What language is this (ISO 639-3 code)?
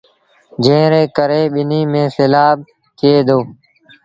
sbn